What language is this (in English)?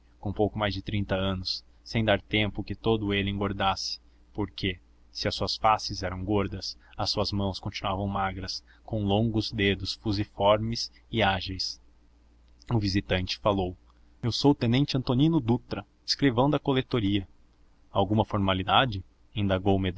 Portuguese